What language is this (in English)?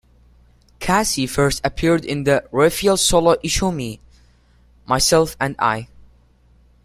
English